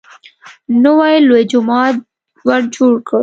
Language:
Pashto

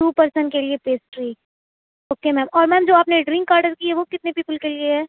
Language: Urdu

